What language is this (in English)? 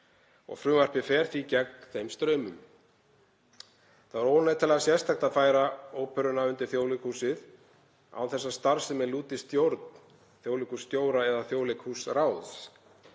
Icelandic